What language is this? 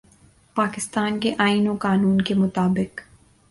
Urdu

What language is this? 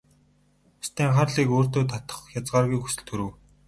Mongolian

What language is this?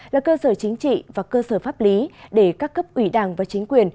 Vietnamese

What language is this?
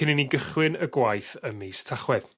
Welsh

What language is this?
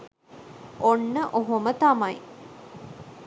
Sinhala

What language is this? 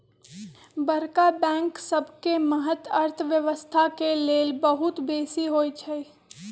Magahi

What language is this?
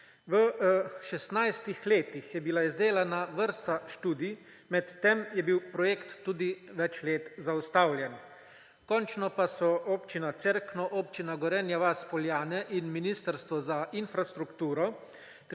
Slovenian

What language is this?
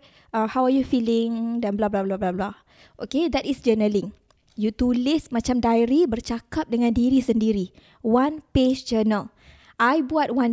Malay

